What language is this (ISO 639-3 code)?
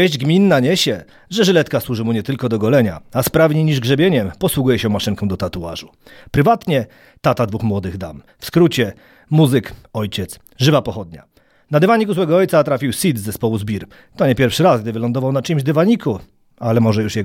pol